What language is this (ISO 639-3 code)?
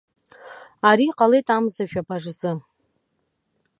abk